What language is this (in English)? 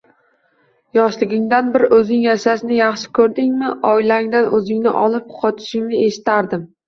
Uzbek